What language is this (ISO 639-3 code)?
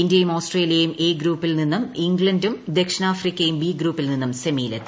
mal